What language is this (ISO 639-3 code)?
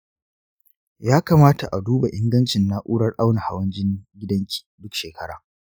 hau